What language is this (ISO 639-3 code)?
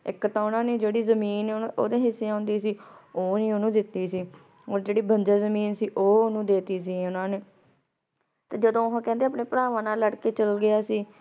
pan